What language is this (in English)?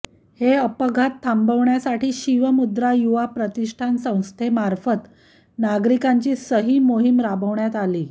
Marathi